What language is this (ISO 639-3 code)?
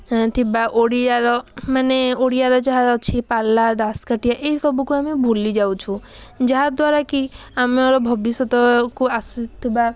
ori